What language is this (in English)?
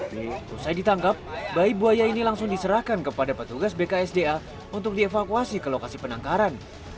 Indonesian